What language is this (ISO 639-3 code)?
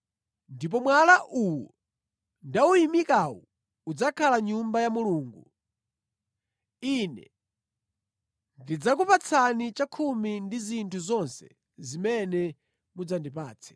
nya